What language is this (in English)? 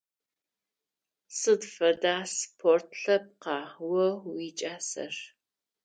Adyghe